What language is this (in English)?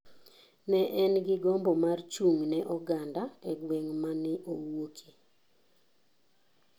Luo (Kenya and Tanzania)